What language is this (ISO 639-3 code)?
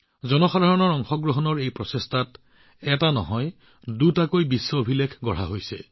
asm